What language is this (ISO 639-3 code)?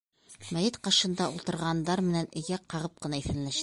bak